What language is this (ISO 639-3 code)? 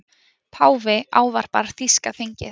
isl